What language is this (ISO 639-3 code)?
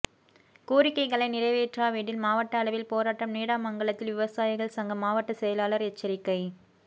tam